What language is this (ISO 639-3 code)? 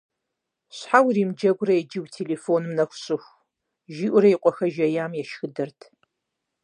kbd